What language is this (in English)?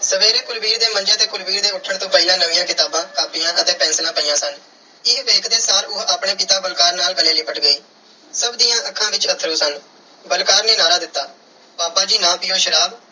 Punjabi